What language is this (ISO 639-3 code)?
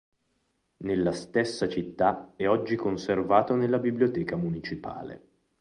ita